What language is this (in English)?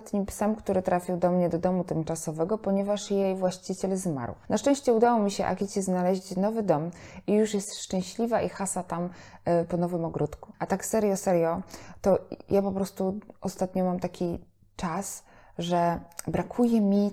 Polish